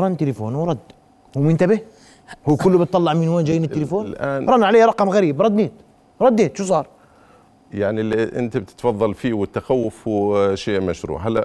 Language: Arabic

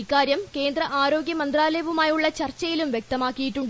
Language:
Malayalam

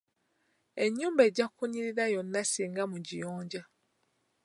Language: Ganda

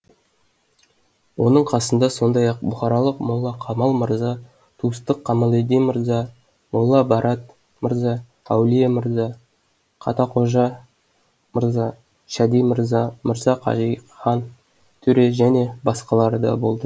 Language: Kazakh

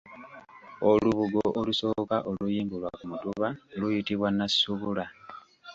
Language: Ganda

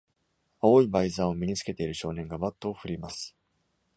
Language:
Japanese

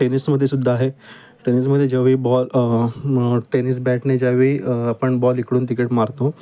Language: Marathi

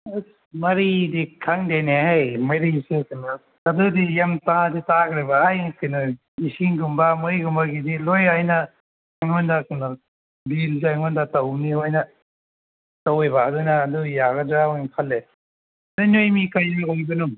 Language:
Manipuri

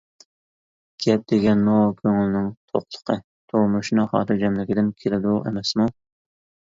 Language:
Uyghur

